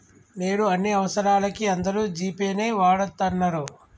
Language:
Telugu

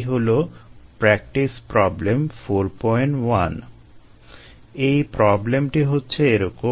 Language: Bangla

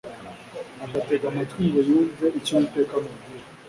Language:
Kinyarwanda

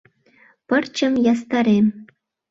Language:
Mari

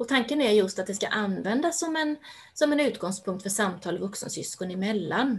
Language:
Swedish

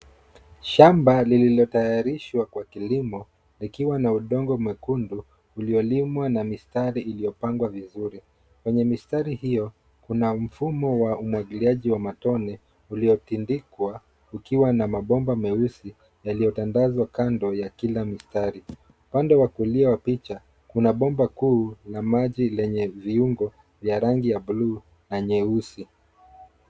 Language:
Swahili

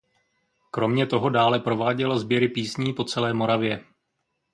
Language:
Czech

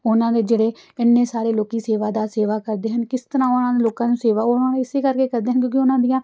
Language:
Punjabi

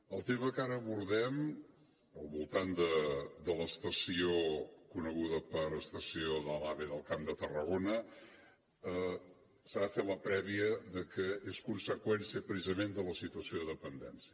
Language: Catalan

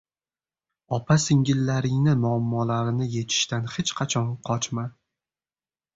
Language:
Uzbek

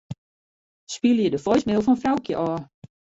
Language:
Western Frisian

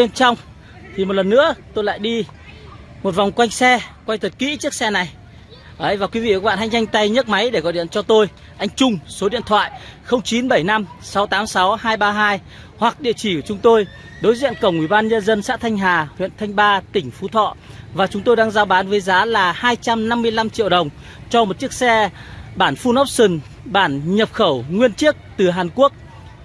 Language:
Vietnamese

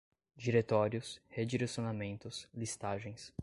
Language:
Portuguese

